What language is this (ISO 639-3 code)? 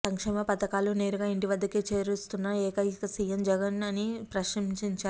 tel